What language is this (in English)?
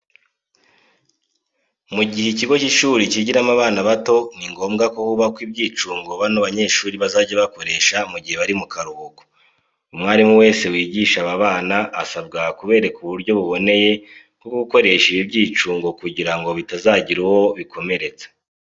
Kinyarwanda